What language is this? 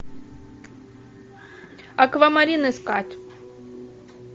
Russian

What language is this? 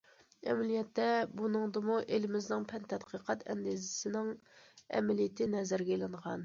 Uyghur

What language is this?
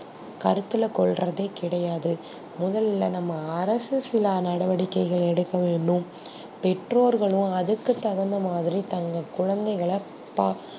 Tamil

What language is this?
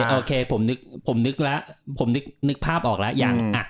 Thai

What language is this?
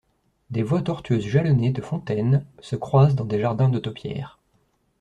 French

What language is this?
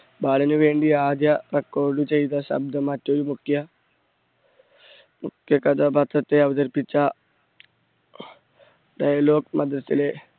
Malayalam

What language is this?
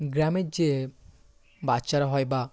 Bangla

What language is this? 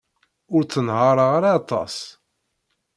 Kabyle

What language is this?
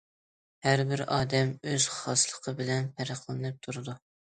Uyghur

